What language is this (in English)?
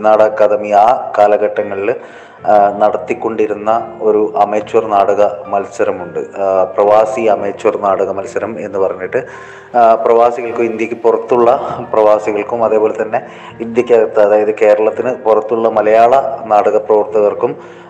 Malayalam